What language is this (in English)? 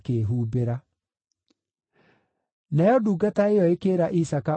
Kikuyu